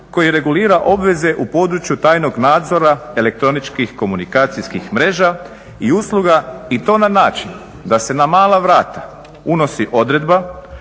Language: Croatian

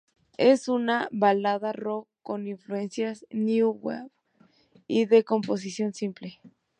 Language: Spanish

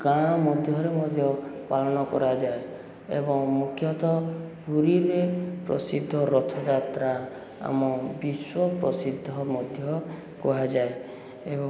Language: Odia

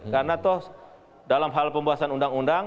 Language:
Indonesian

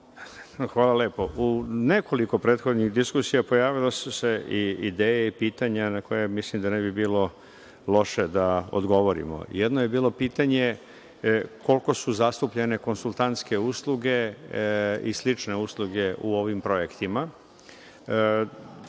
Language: Serbian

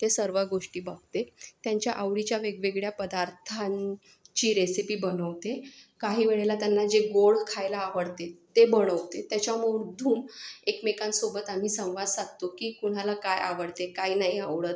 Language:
Marathi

